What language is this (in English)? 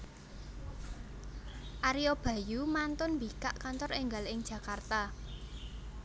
Javanese